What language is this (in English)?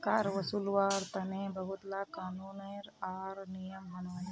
Magahi